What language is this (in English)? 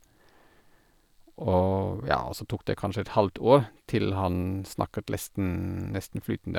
Norwegian